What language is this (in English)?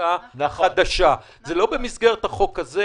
Hebrew